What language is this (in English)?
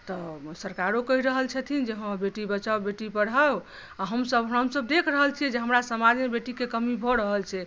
Maithili